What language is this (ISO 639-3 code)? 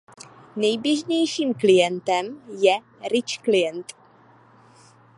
ces